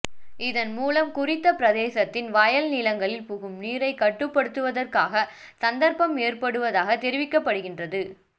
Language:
Tamil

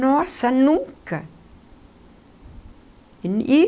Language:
Portuguese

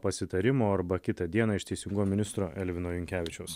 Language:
Lithuanian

